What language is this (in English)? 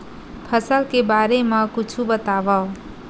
Chhattisgarhi